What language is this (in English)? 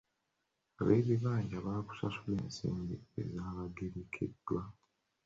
Ganda